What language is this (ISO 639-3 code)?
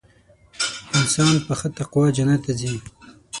pus